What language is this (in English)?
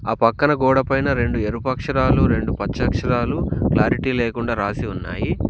Telugu